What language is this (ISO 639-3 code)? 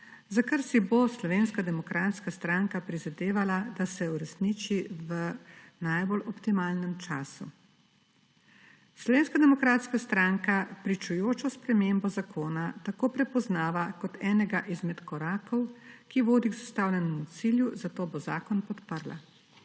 slv